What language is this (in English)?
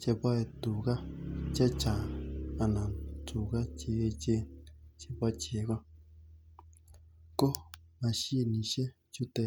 Kalenjin